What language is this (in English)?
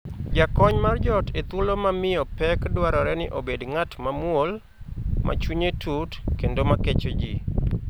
Luo (Kenya and Tanzania)